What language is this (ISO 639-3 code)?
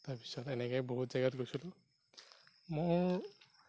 asm